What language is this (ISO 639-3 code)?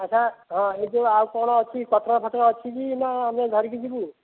ori